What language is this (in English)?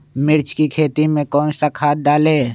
Magahi